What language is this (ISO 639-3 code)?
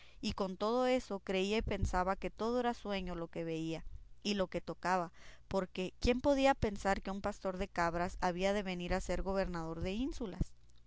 spa